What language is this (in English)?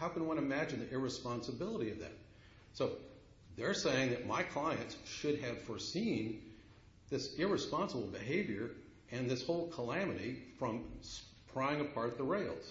English